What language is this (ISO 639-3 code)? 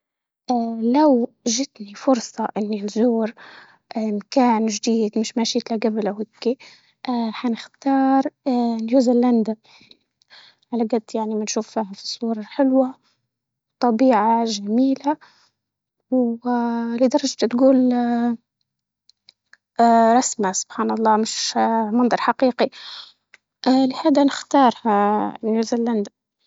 ayl